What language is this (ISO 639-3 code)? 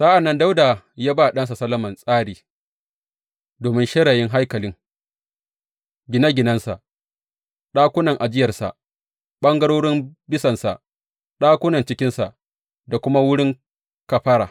hau